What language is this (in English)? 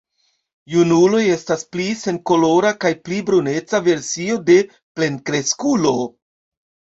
Esperanto